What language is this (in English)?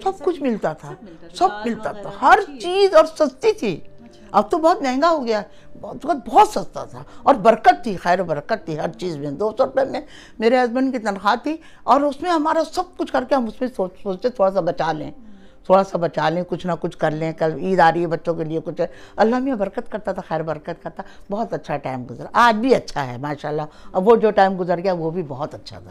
Urdu